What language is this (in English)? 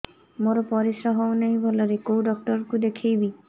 Odia